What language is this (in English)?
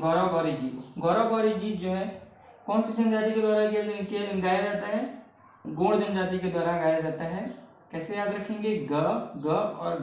Hindi